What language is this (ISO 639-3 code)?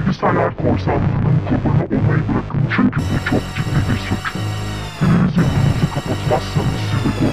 tur